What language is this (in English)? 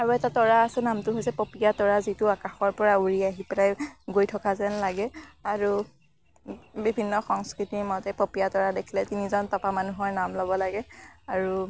Assamese